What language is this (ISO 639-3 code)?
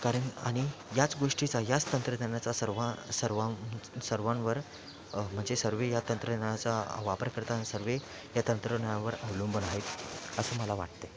mar